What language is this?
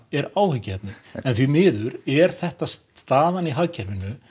Icelandic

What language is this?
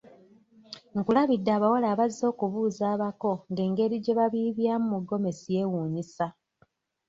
Ganda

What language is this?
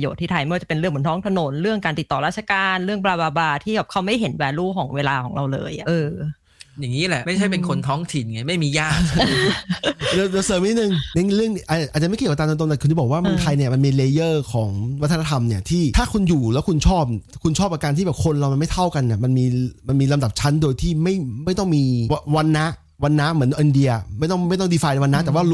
Thai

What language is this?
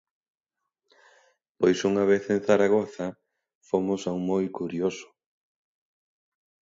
Galician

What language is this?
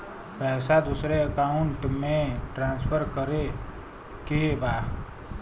Bhojpuri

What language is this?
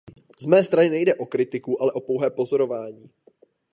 Czech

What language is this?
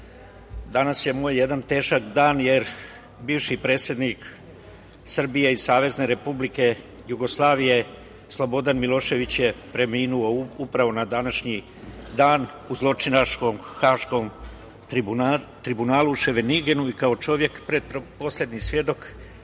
Serbian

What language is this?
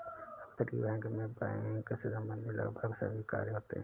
Hindi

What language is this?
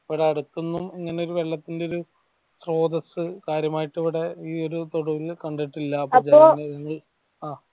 Malayalam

